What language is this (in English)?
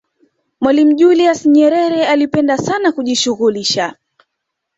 Swahili